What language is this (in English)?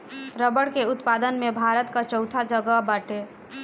Bhojpuri